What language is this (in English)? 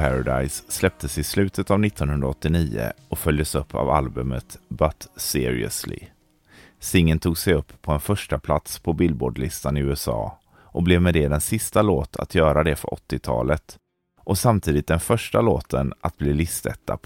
Swedish